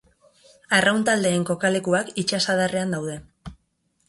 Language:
Basque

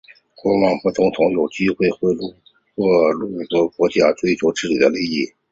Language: Chinese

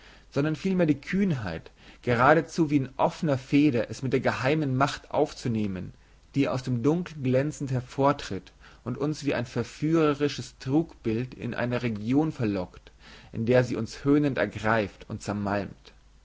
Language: German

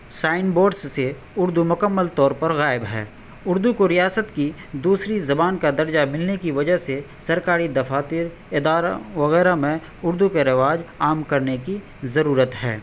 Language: Urdu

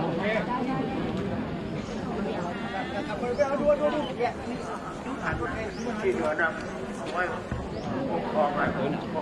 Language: Thai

